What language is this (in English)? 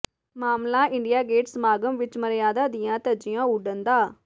Punjabi